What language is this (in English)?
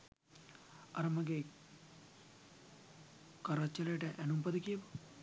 Sinhala